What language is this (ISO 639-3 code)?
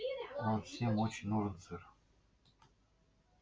rus